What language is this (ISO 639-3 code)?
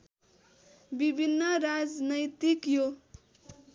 nep